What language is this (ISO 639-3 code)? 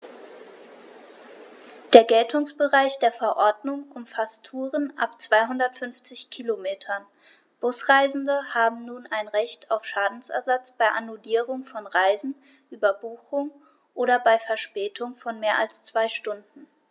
deu